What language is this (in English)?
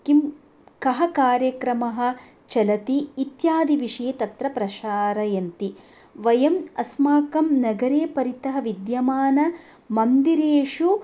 Sanskrit